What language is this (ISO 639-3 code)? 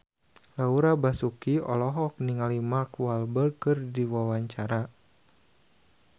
sun